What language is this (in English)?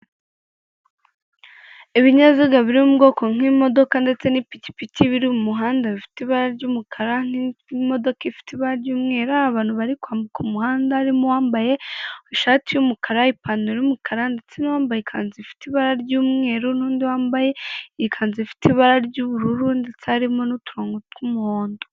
Kinyarwanda